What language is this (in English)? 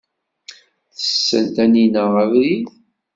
Kabyle